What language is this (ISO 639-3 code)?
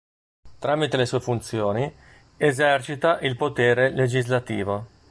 ita